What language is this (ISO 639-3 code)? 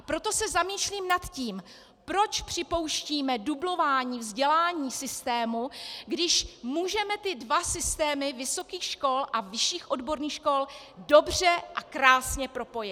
ces